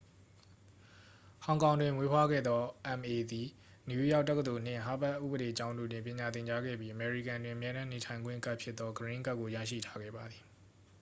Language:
Burmese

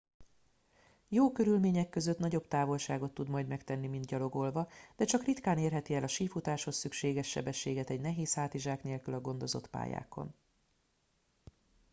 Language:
Hungarian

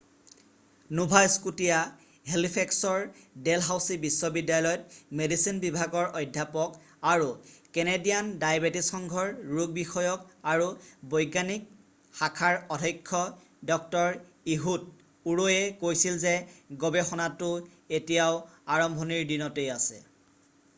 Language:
Assamese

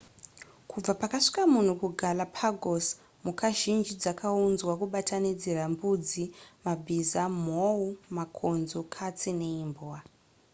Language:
Shona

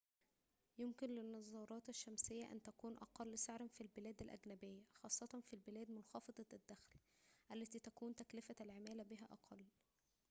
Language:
Arabic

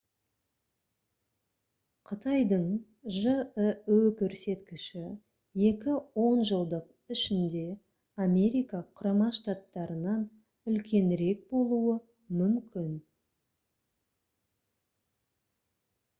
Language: Kazakh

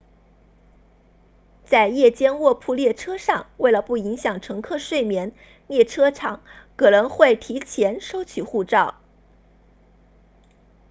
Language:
Chinese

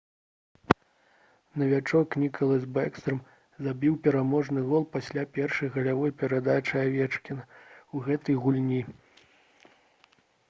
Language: Belarusian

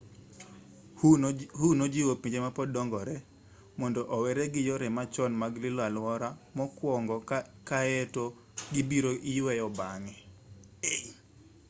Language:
Luo (Kenya and Tanzania)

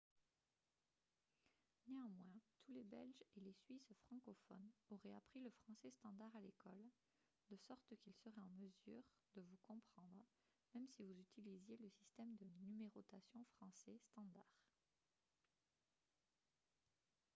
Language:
French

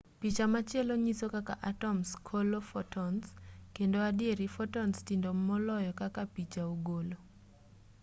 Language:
Luo (Kenya and Tanzania)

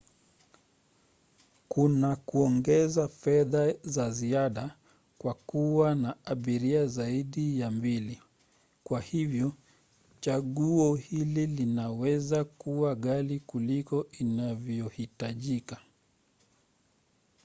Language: Swahili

